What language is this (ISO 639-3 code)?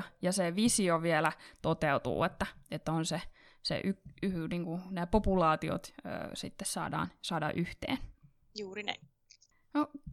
fin